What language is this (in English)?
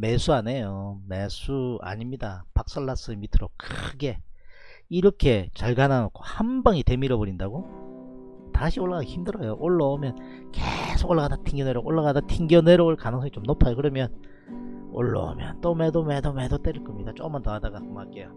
Korean